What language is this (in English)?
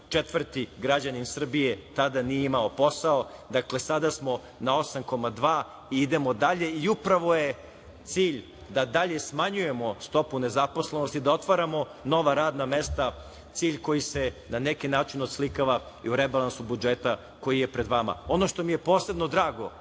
Serbian